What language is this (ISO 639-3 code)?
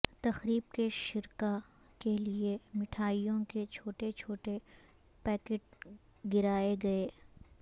urd